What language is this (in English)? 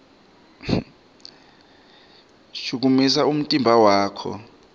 Swati